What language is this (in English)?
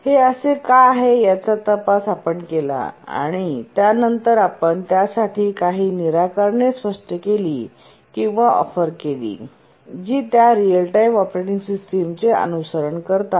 Marathi